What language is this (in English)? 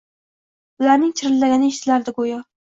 Uzbek